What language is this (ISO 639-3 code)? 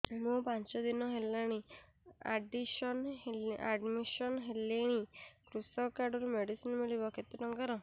ori